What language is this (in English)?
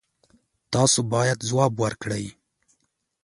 Pashto